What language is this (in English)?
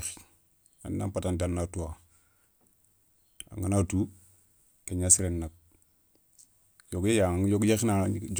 Soninke